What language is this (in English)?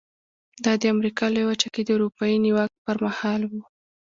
Pashto